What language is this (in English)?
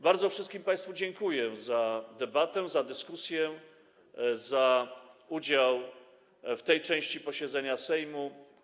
Polish